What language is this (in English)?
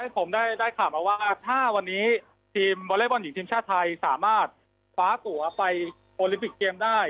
Thai